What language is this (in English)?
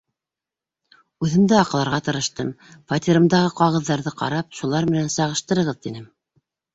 Bashkir